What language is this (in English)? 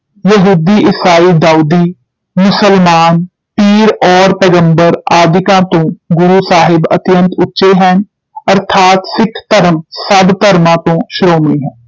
Punjabi